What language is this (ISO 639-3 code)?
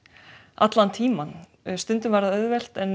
isl